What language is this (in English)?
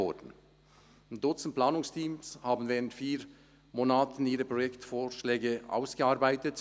Swiss German